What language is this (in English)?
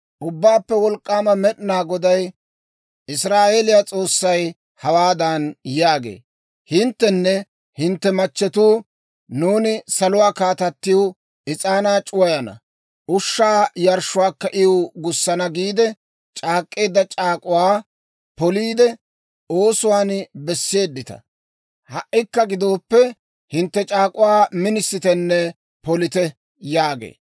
Dawro